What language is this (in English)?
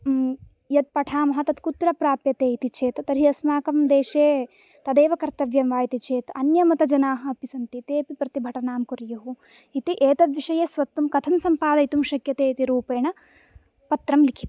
Sanskrit